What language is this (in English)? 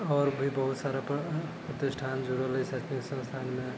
Maithili